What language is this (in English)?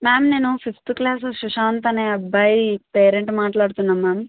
Telugu